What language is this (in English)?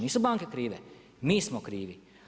Croatian